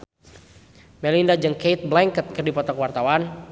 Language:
Sundanese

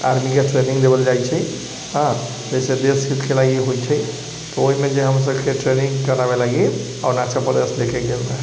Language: Maithili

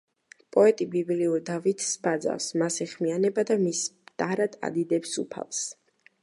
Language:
Georgian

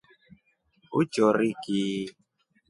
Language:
Rombo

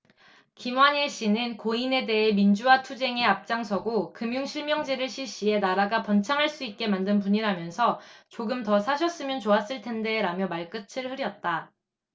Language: Korean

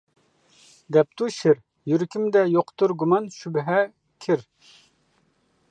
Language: Uyghur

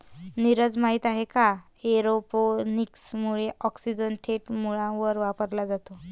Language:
Marathi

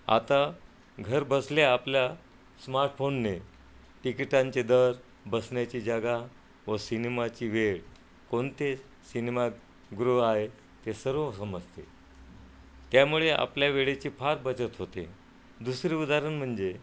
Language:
Marathi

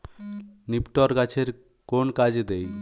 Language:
Bangla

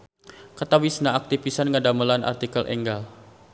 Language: Sundanese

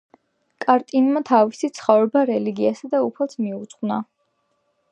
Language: Georgian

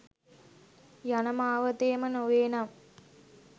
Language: Sinhala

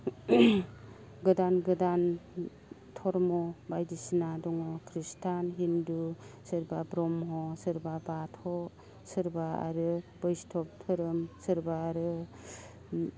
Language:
Bodo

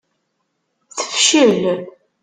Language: Kabyle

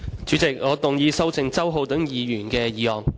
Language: Cantonese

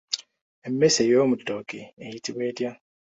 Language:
Ganda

